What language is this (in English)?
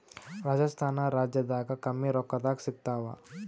Kannada